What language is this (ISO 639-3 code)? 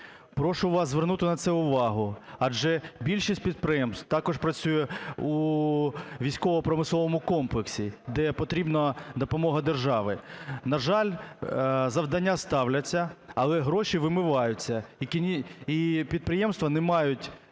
ukr